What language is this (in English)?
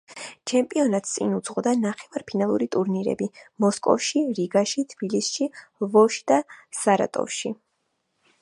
Georgian